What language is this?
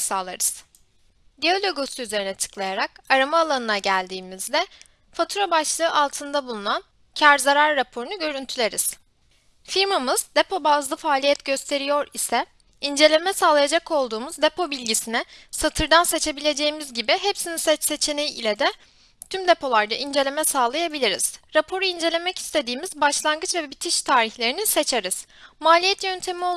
Turkish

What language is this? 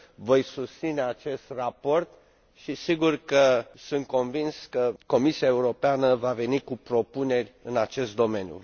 Romanian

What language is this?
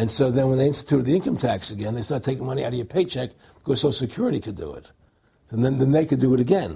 English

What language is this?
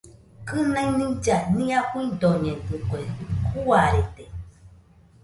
Nüpode Huitoto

